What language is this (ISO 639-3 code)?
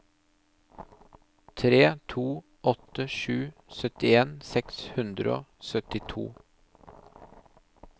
nor